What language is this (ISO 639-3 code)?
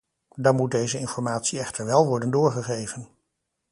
nld